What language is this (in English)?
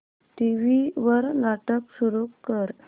Marathi